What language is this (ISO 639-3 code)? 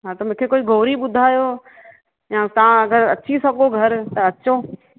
snd